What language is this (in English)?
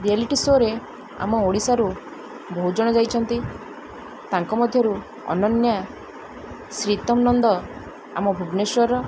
Odia